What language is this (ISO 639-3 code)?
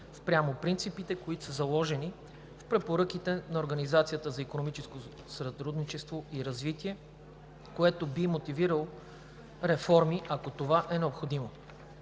bul